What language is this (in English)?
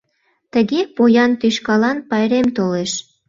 Mari